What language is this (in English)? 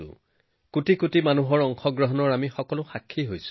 Assamese